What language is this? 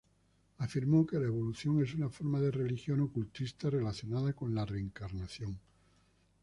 Spanish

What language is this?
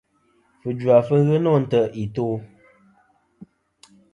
Kom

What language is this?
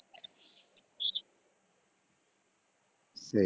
Odia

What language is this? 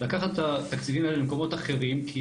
Hebrew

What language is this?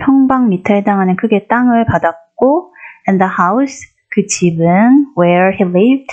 Korean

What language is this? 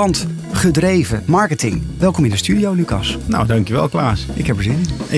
Dutch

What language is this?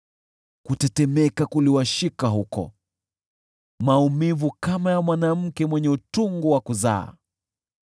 Swahili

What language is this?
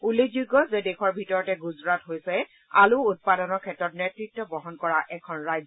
Assamese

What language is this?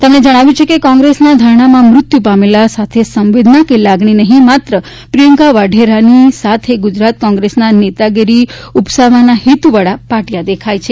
Gujarati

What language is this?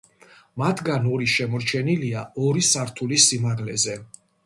Georgian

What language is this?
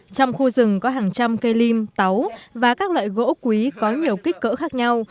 Vietnamese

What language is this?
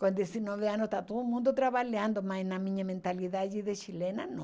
Portuguese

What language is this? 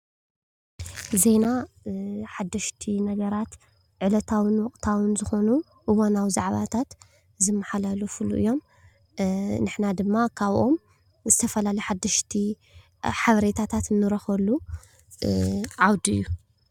Tigrinya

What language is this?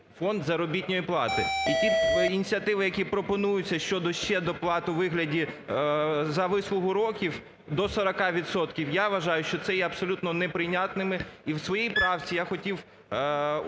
Ukrainian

